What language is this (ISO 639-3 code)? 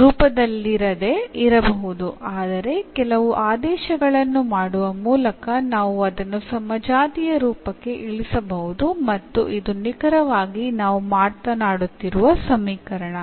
kan